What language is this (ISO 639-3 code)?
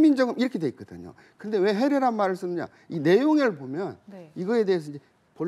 kor